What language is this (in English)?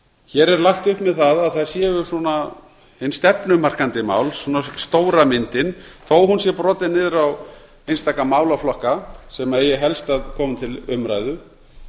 Icelandic